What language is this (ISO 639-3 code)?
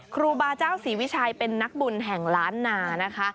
tha